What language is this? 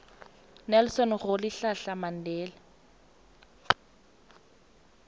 South Ndebele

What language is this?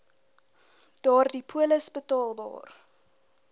Afrikaans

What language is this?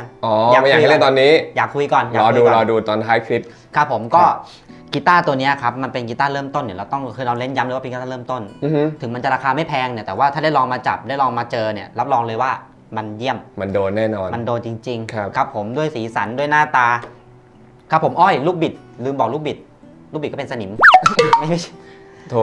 Thai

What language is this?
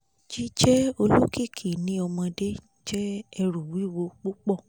Yoruba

